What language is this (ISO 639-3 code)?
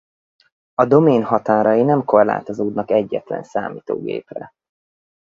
hun